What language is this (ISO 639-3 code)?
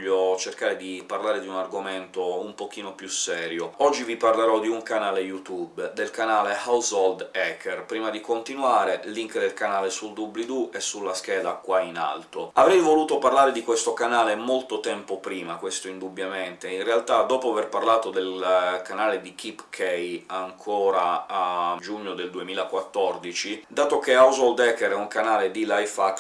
ita